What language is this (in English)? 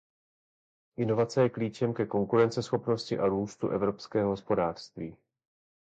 Czech